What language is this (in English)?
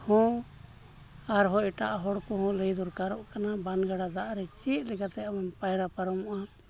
Santali